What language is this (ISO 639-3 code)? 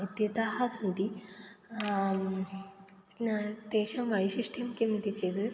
san